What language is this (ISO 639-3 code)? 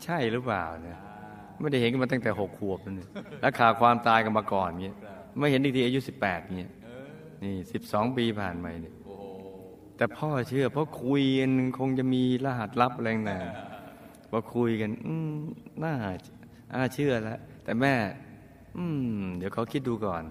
tha